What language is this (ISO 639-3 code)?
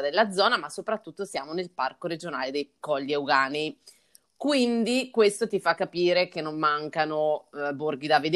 ita